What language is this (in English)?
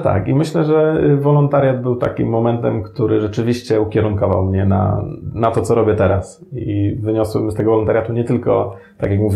Polish